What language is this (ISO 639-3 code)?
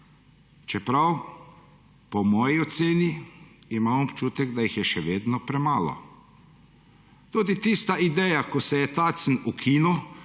slv